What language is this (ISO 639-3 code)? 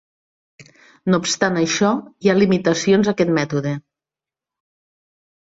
cat